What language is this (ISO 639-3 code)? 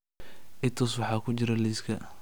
som